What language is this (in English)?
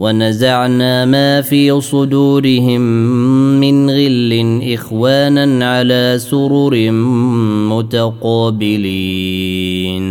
Arabic